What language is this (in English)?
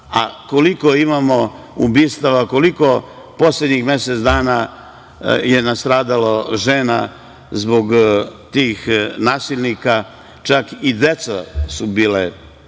Serbian